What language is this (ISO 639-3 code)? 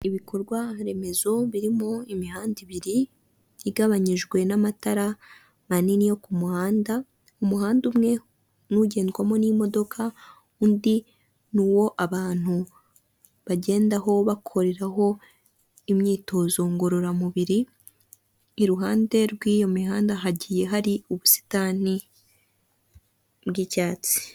kin